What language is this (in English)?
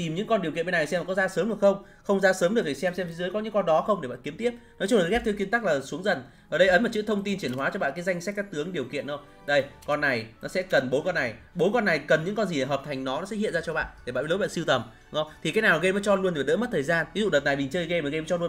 Vietnamese